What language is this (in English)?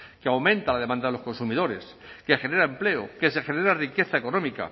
Spanish